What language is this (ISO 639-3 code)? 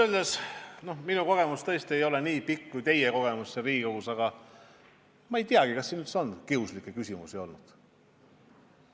est